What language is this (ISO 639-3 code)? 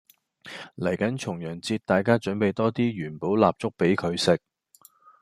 yue